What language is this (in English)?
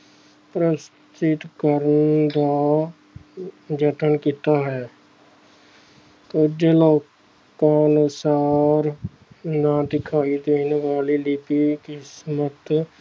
Punjabi